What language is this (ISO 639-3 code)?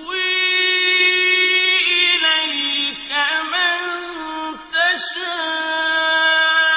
ara